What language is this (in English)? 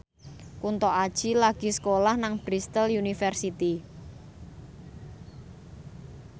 Javanese